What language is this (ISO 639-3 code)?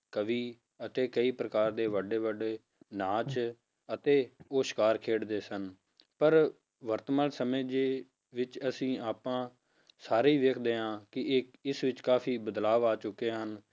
pan